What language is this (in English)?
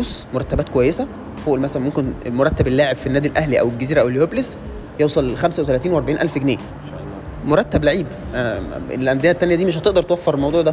Arabic